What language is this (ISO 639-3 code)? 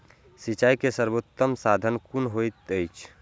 mai